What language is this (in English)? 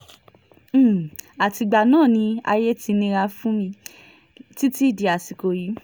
Yoruba